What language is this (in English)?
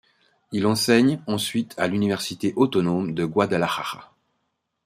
French